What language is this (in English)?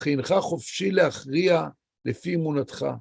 Hebrew